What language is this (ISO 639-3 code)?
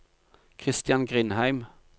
nor